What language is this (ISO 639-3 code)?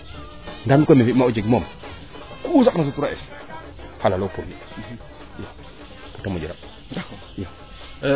srr